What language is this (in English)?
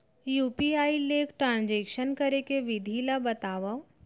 Chhattisgarhi